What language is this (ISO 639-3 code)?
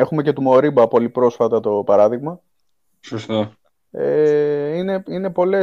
ell